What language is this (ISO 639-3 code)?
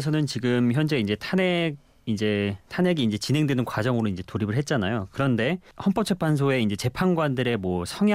kor